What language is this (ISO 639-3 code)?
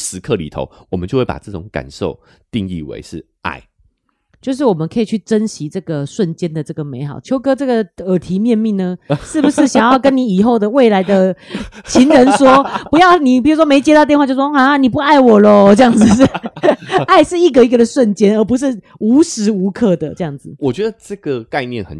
zho